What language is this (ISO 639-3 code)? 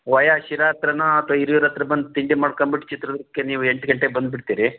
kan